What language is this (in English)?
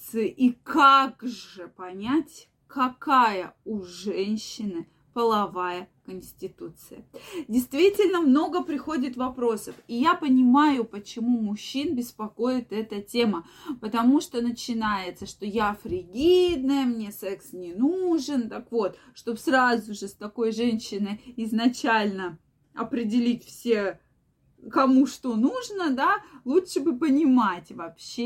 Russian